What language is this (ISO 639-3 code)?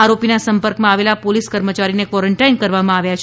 guj